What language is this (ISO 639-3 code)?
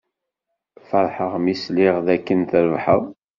kab